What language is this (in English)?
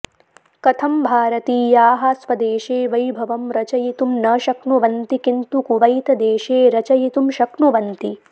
Sanskrit